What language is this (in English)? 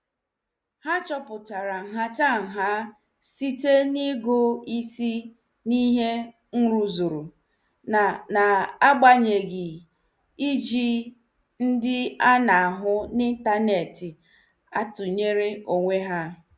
Igbo